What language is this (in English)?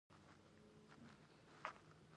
Pashto